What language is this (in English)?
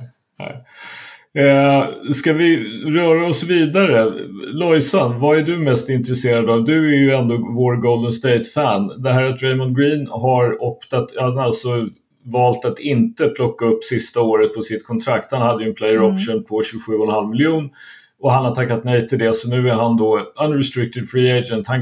Swedish